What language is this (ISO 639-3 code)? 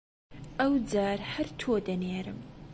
ckb